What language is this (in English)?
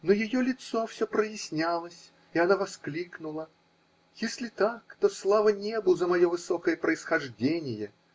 Russian